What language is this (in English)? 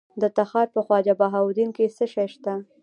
Pashto